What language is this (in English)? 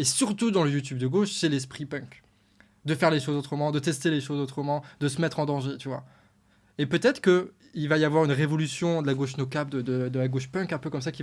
French